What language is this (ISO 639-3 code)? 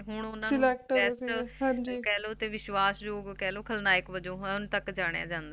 pan